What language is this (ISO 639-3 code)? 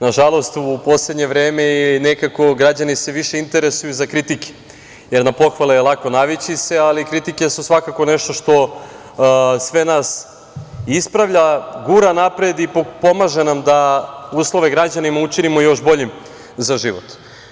srp